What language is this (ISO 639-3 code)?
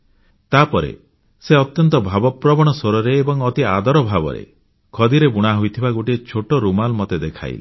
ori